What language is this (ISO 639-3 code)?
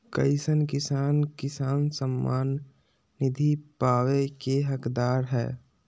mag